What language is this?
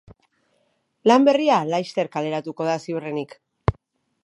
Basque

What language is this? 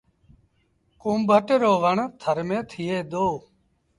Sindhi Bhil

